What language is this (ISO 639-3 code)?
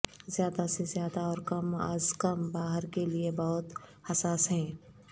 urd